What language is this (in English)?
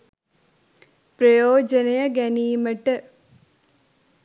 Sinhala